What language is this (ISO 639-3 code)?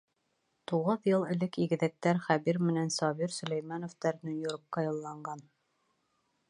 bak